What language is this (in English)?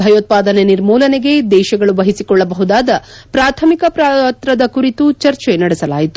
Kannada